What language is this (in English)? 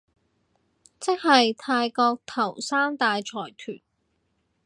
Cantonese